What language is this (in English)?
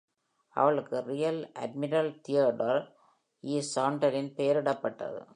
Tamil